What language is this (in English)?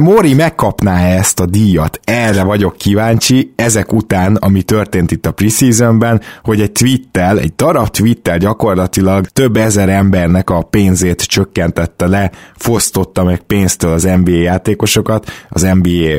Hungarian